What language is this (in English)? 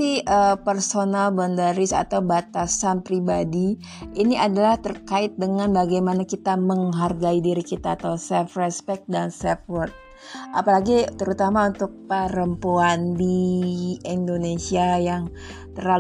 Indonesian